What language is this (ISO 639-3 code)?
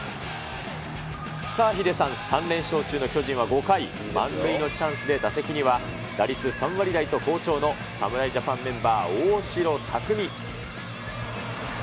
jpn